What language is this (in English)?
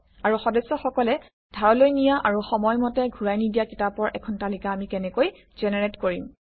Assamese